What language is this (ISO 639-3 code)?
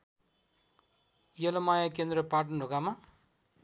nep